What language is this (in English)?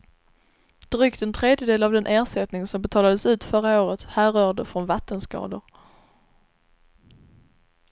Swedish